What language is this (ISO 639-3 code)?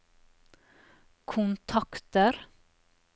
nor